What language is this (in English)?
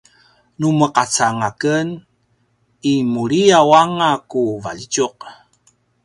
Paiwan